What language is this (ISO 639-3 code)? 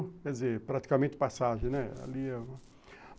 por